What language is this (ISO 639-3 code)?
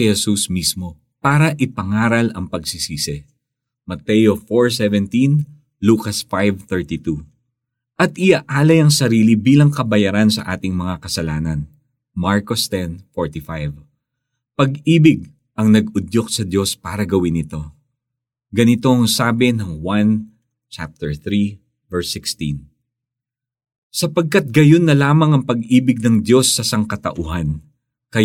fil